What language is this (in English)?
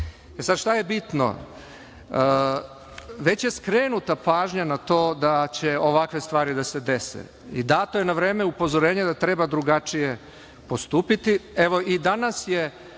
Serbian